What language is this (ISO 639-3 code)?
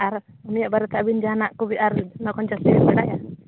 sat